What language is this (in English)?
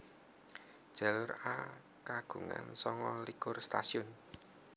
Javanese